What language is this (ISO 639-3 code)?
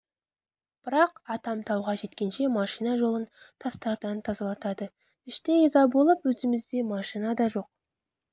kaz